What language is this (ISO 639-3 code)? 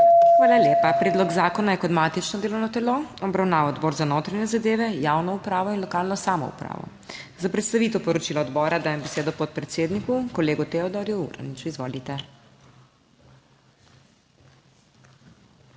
slv